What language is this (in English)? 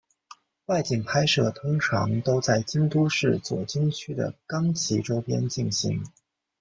Chinese